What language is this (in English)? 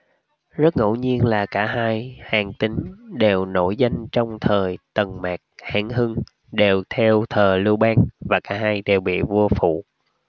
Vietnamese